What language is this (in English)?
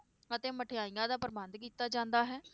Punjabi